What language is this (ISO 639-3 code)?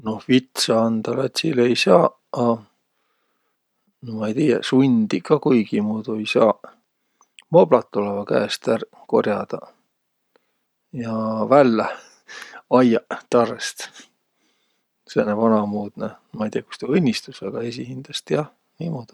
vro